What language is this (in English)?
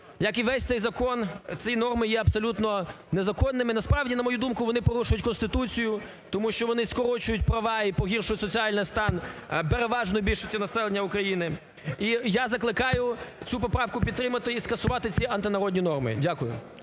Ukrainian